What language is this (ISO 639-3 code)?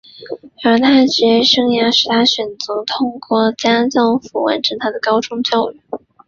zho